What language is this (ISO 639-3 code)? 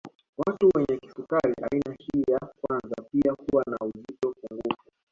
swa